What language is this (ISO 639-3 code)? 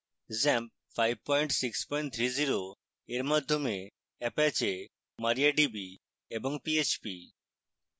ben